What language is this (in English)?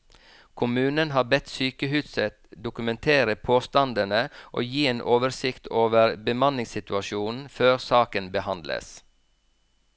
Norwegian